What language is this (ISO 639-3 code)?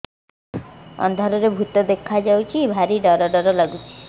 ori